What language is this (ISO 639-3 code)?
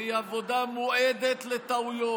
heb